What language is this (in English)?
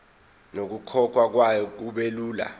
Zulu